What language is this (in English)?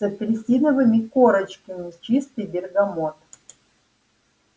Russian